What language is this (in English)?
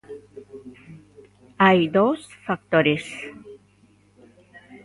Galician